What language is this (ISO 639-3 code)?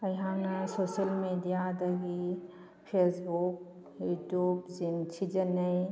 mni